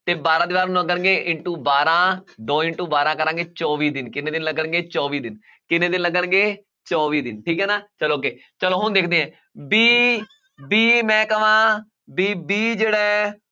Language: Punjabi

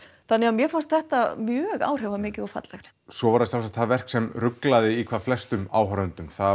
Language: Icelandic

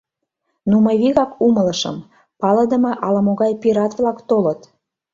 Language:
Mari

